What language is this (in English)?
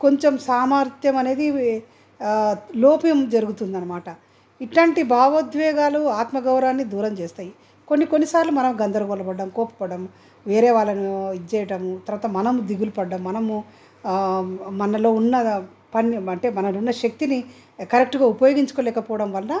Telugu